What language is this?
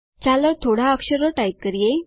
Gujarati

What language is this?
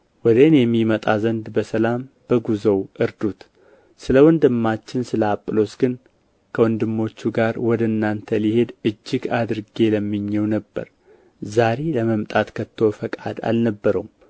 Amharic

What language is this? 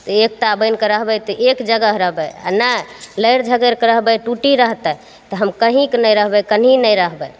Maithili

